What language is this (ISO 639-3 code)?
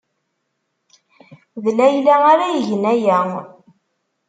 kab